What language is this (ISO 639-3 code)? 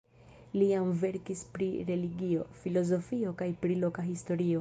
epo